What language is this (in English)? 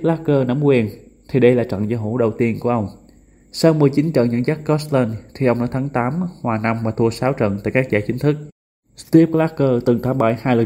Vietnamese